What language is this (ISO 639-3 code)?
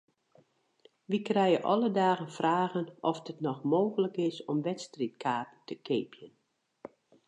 fry